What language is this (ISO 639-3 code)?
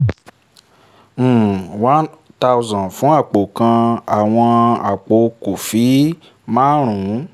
yor